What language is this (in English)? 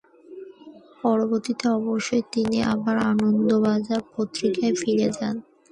Bangla